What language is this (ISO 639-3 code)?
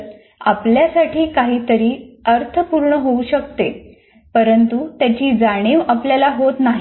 mar